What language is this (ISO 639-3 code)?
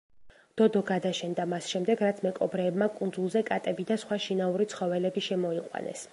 kat